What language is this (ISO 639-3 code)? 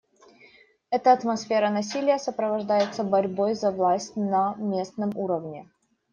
rus